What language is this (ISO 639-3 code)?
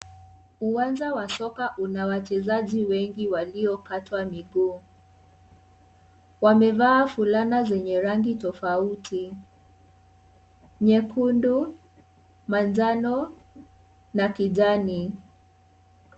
swa